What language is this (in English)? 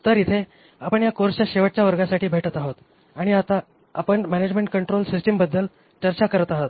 Marathi